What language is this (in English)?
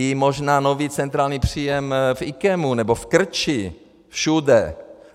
Czech